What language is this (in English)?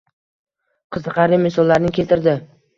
Uzbek